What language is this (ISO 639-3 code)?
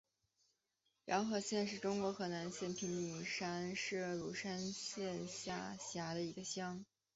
zho